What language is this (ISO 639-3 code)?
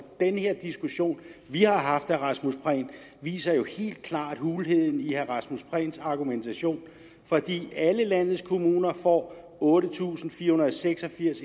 dan